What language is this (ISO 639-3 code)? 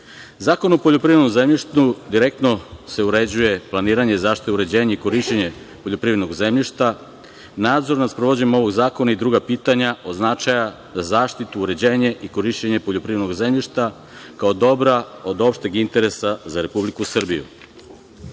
srp